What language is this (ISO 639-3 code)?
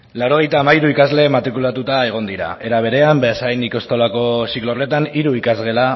eus